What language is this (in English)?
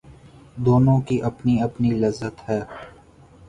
Urdu